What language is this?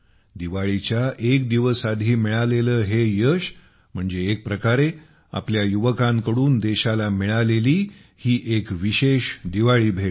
Marathi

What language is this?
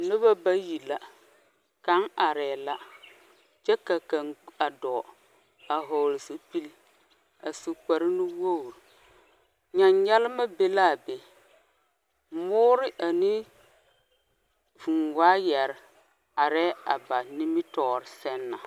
Southern Dagaare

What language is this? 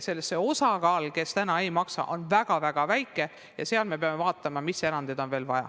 Estonian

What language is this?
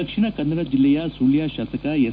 Kannada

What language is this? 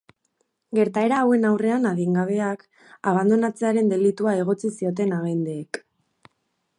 Basque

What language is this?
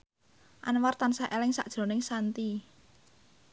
Javanese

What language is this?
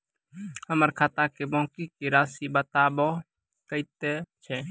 Maithili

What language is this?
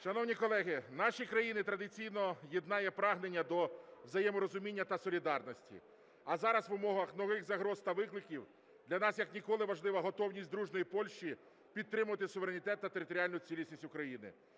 Ukrainian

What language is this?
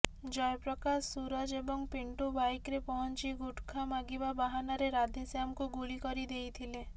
Odia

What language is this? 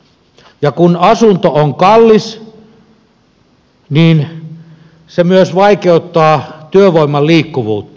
Finnish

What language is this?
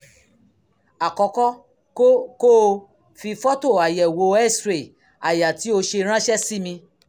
Yoruba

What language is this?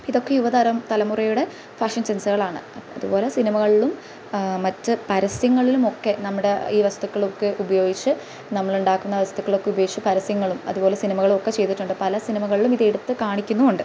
Malayalam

